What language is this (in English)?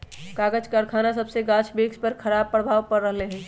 Magahi